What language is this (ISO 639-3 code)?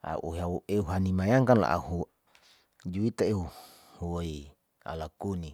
sau